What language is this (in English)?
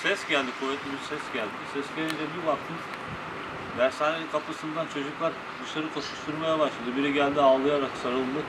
Turkish